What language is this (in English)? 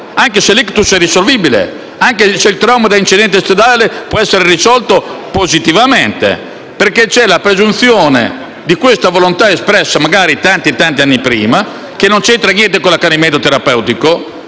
Italian